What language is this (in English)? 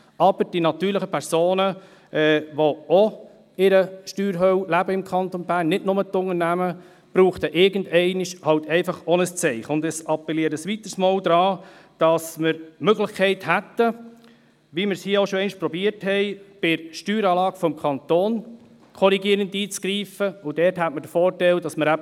Swiss German